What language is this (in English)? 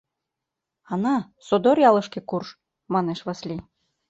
Mari